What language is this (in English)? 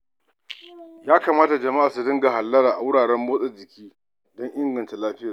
Hausa